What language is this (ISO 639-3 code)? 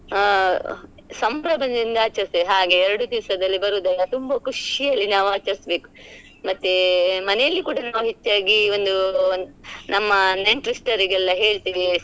kan